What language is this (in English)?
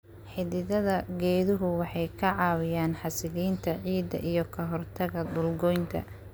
Somali